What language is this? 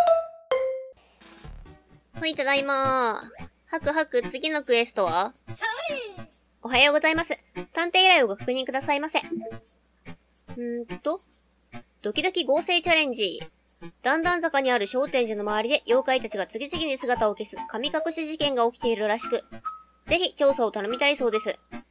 Japanese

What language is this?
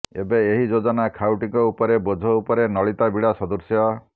Odia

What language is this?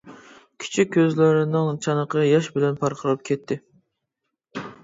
Uyghur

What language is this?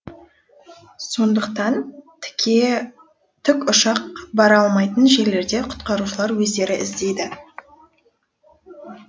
Kazakh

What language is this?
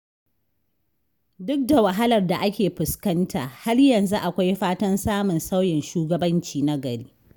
Hausa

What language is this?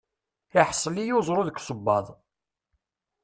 Kabyle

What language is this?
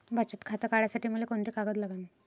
Marathi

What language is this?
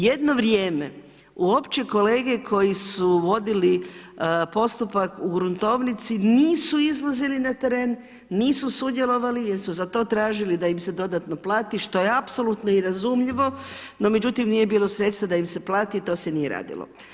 Croatian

